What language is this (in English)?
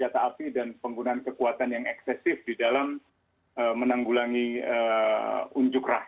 Indonesian